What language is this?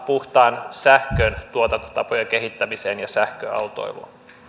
Finnish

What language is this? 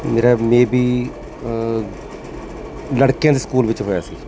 Punjabi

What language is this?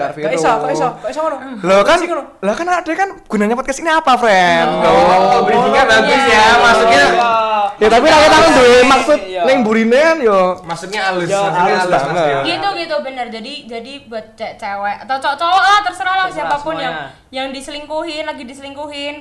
Indonesian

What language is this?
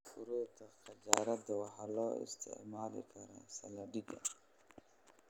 Somali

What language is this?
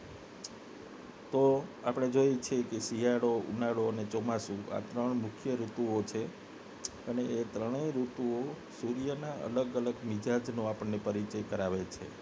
Gujarati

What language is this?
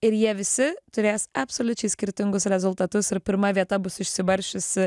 Lithuanian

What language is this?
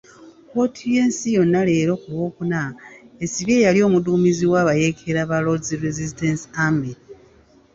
Ganda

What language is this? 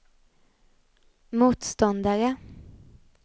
Swedish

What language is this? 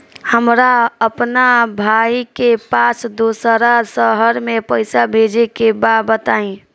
Bhojpuri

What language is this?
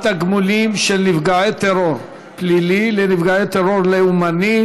Hebrew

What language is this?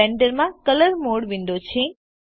Gujarati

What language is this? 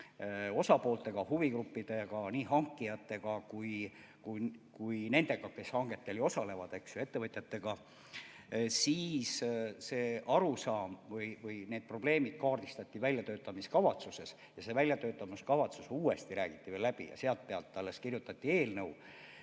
Estonian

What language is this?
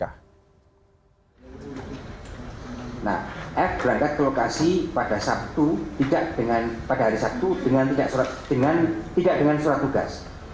Indonesian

